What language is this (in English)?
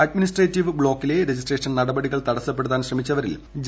Malayalam